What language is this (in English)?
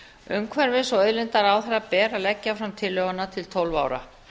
Icelandic